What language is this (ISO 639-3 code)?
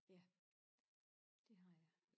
dan